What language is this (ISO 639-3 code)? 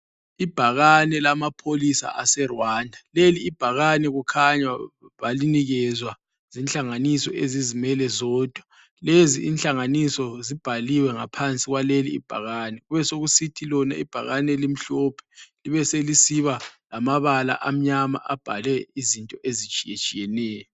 nde